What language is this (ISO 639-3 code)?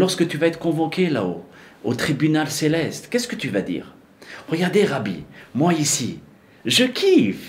fra